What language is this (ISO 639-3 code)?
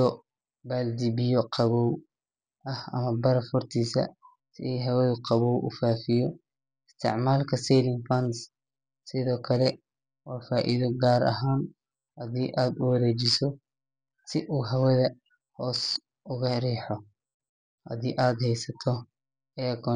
som